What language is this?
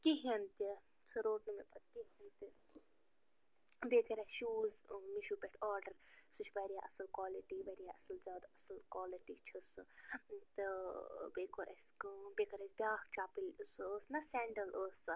Kashmiri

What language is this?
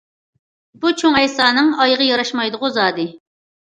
Uyghur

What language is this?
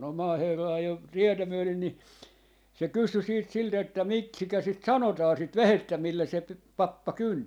Finnish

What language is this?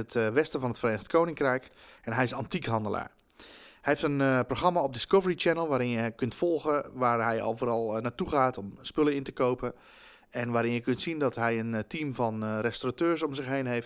Dutch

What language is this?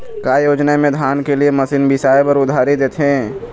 Chhattisgarhi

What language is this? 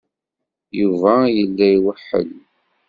Kabyle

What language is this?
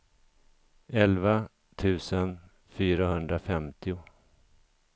Swedish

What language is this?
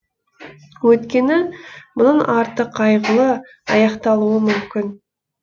Kazakh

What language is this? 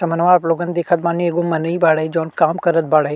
Bhojpuri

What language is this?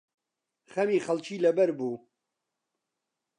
Central Kurdish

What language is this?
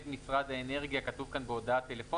Hebrew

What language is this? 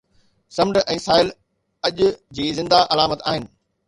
Sindhi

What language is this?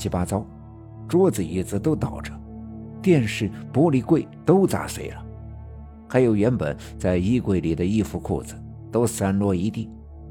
Chinese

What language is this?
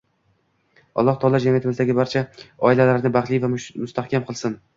Uzbek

